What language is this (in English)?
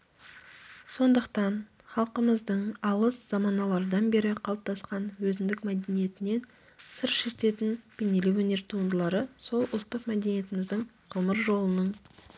Kazakh